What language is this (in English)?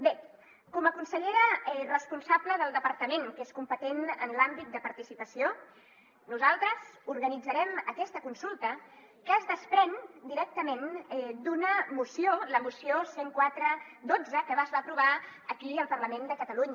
Catalan